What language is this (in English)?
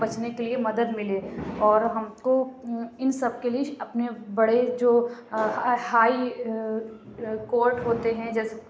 Urdu